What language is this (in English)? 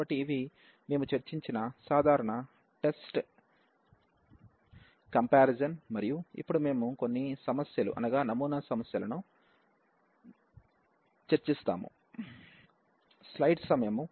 Telugu